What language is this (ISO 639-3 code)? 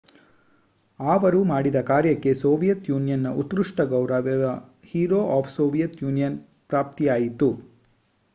kan